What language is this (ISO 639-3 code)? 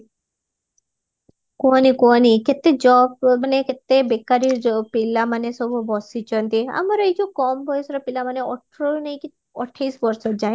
ori